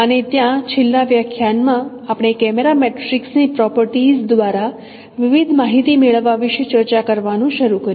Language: Gujarati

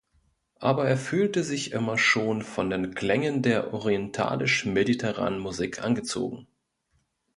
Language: German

